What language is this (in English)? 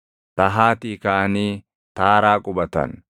Oromo